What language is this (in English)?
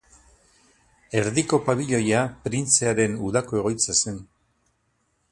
Basque